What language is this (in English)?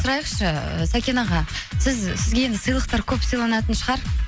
Kazakh